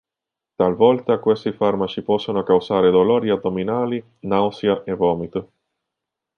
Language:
Italian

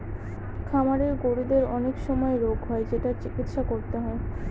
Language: Bangla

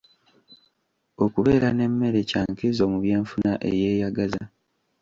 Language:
Ganda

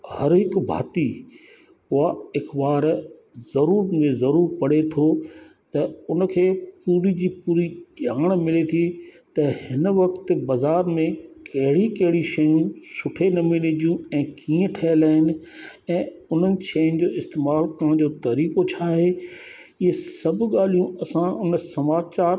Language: Sindhi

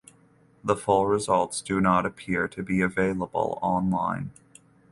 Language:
English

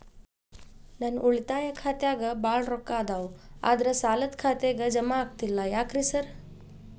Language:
Kannada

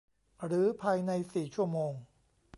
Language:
Thai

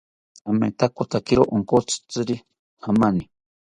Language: South Ucayali Ashéninka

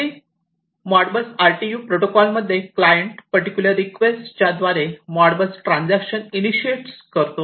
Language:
Marathi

